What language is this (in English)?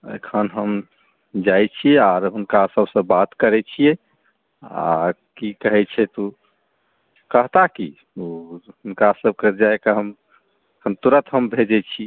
Maithili